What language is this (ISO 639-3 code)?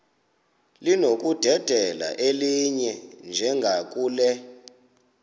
xho